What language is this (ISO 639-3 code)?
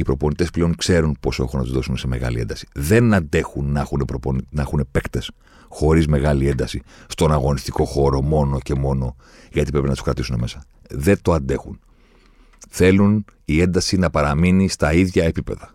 ell